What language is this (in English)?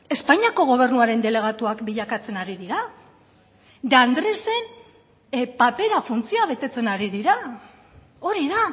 Basque